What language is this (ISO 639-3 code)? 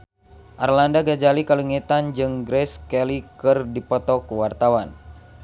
sun